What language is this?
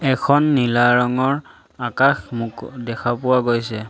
Assamese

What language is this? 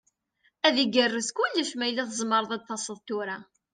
Kabyle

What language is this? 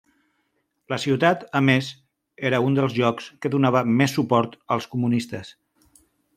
Catalan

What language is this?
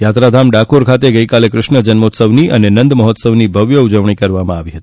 Gujarati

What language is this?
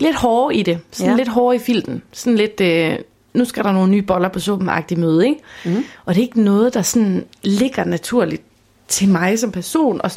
Danish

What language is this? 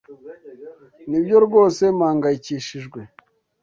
Kinyarwanda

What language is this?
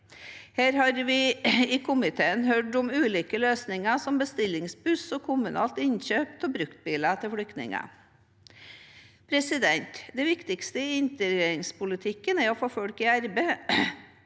Norwegian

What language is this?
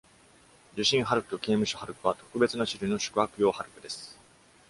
Japanese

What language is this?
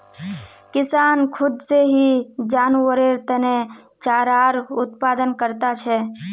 Magahi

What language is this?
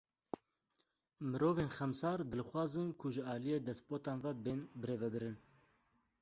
Kurdish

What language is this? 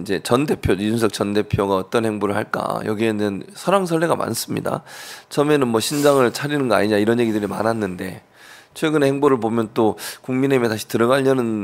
Korean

